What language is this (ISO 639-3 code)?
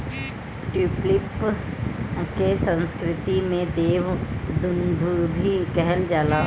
bho